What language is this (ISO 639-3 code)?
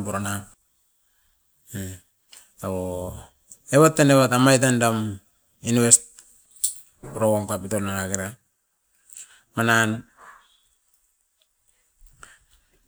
eiv